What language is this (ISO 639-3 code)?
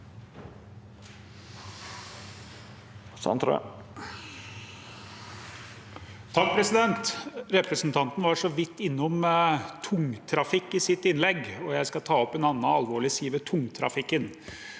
nor